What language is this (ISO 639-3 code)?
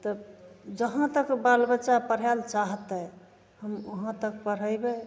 mai